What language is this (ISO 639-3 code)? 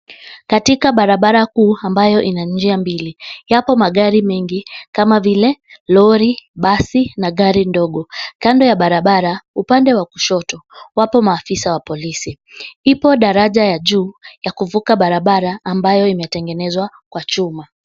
swa